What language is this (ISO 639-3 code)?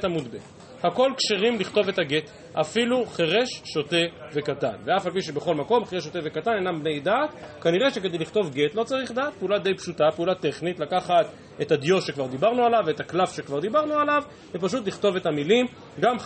heb